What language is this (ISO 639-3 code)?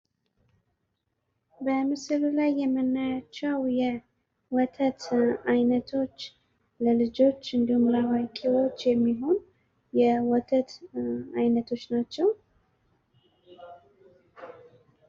amh